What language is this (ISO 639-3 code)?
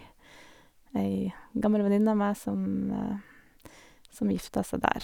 nor